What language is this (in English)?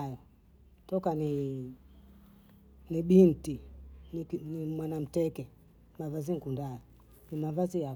Bondei